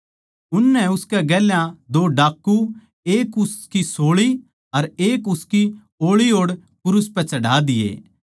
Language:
Haryanvi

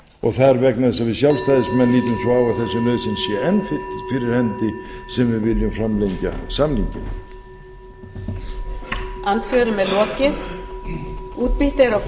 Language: Icelandic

